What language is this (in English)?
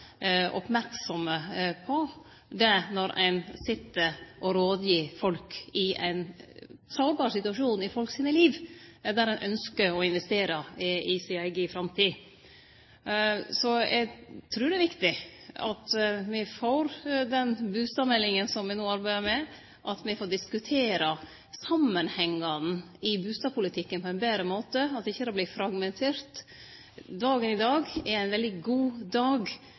Norwegian Nynorsk